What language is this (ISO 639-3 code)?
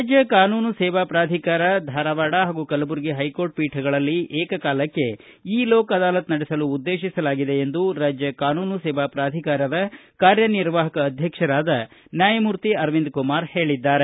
kan